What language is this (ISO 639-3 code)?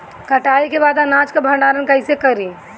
bho